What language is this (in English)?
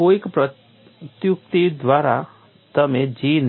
Gujarati